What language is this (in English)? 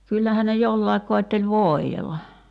Finnish